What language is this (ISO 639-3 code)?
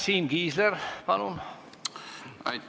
est